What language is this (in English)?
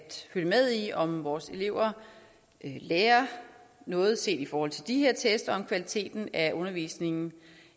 Danish